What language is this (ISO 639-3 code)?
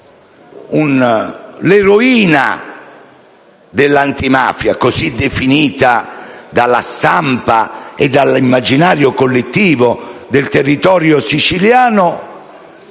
ita